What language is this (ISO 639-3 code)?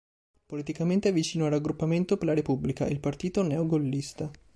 ita